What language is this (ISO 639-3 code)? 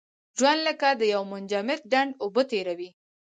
pus